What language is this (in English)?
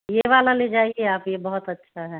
Hindi